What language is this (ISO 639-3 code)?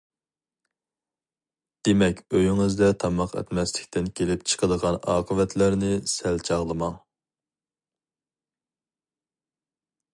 uig